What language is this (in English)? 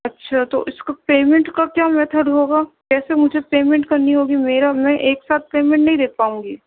Urdu